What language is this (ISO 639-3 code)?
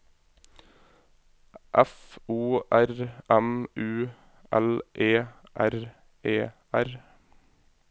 nor